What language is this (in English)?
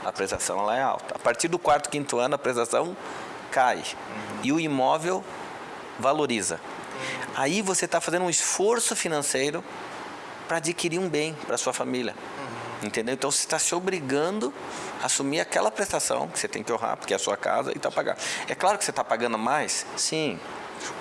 Portuguese